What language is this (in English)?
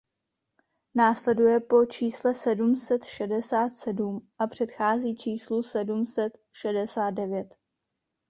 Czech